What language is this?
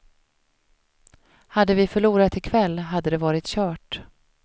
Swedish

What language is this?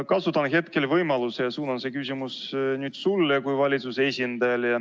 Estonian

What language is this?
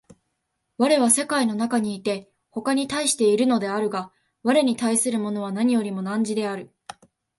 Japanese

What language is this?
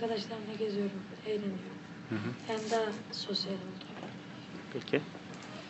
Turkish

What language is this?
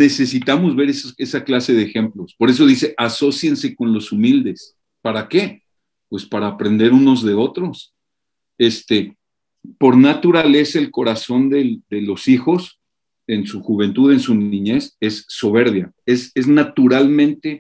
Spanish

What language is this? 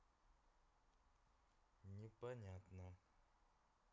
Russian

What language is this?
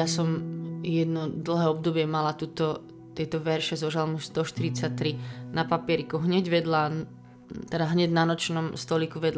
Slovak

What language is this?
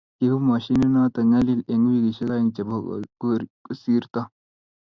Kalenjin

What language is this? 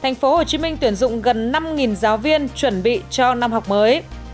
Vietnamese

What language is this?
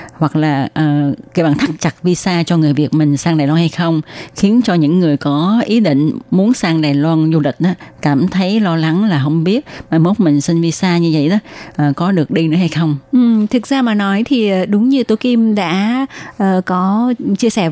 Vietnamese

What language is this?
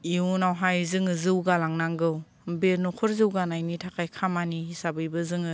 Bodo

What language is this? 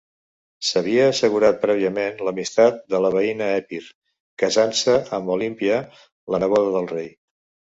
Catalan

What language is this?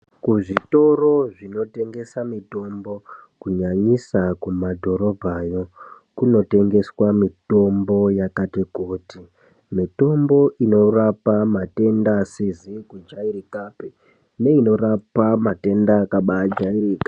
Ndau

